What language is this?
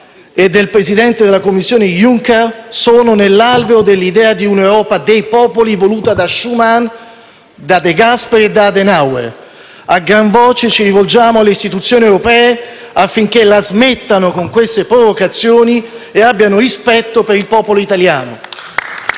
Italian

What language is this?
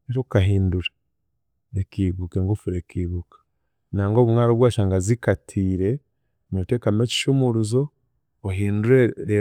Chiga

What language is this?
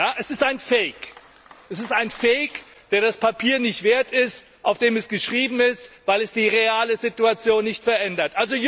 German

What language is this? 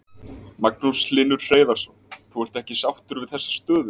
Icelandic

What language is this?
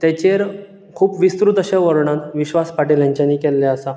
Konkani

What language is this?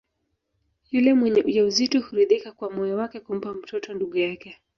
Swahili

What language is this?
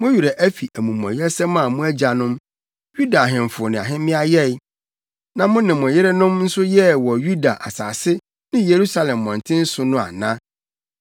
Akan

